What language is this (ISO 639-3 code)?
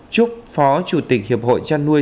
vie